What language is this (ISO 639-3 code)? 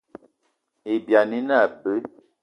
eto